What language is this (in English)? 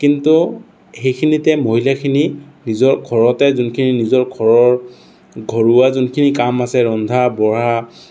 Assamese